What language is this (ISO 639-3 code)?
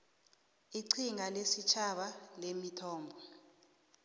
nbl